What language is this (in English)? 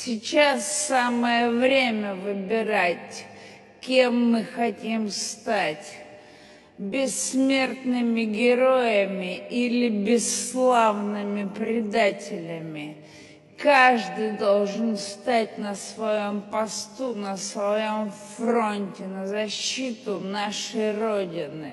Russian